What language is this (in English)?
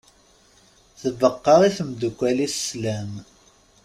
Kabyle